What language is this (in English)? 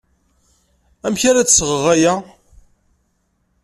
Kabyle